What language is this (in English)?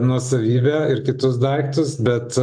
Lithuanian